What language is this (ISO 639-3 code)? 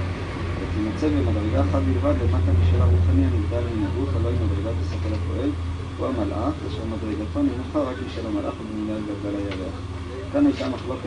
heb